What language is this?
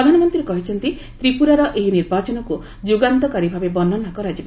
Odia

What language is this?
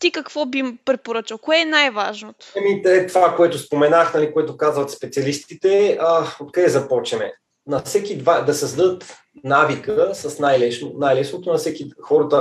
Bulgarian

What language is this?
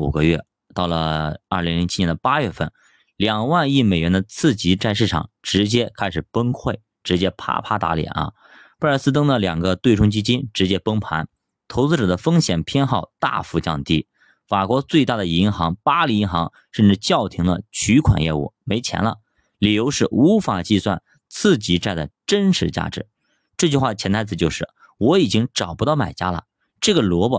Chinese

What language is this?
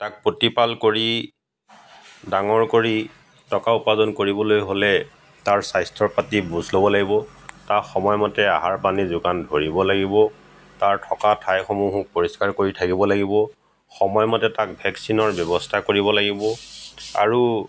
Assamese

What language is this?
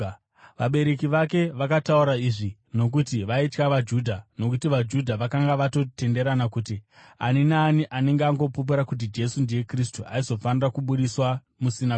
Shona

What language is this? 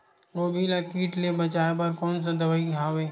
Chhattisgarhi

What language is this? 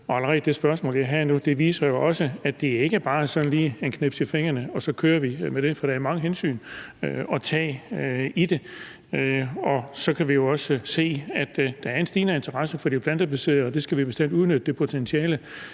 Danish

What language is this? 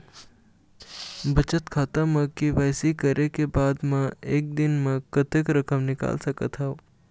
Chhattisgarhi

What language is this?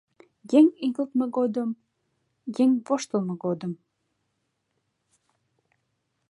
Mari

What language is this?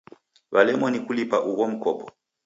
Taita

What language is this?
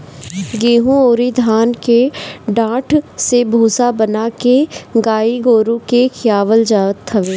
Bhojpuri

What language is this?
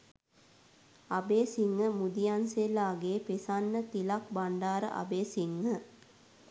Sinhala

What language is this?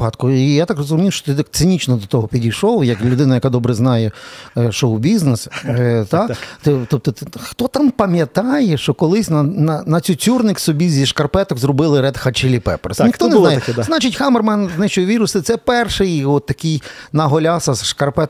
Ukrainian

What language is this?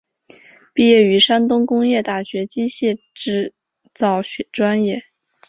Chinese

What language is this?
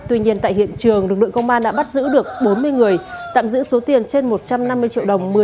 Vietnamese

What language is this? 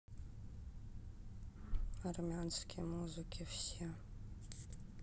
Russian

